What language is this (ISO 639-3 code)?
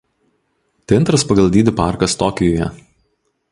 lit